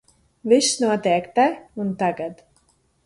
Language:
Latvian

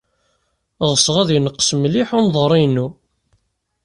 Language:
Kabyle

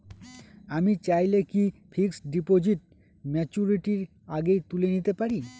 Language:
Bangla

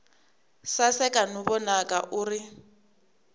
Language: Tsonga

